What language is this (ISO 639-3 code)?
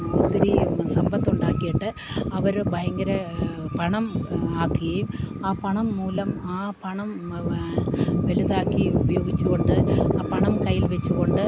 mal